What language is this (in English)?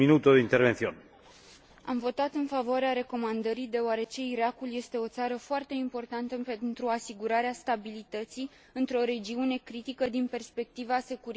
Romanian